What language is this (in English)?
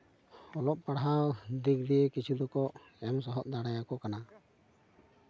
Santali